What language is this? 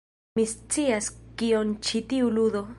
Esperanto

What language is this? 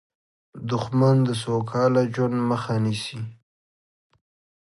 Pashto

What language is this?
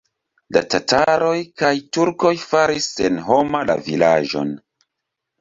Esperanto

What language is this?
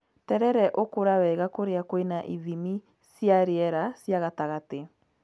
Kikuyu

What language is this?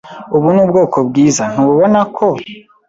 Kinyarwanda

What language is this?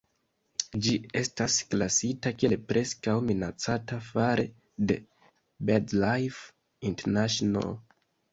Esperanto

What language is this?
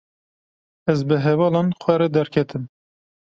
Kurdish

